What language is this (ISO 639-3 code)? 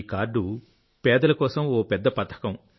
tel